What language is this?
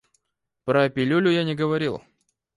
Russian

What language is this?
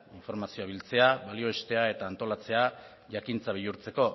Basque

